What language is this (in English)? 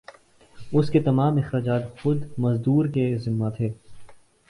Urdu